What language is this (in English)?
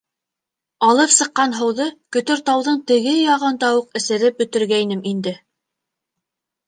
Bashkir